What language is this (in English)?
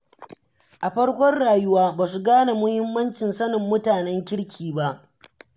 Hausa